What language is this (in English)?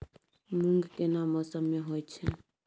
Maithili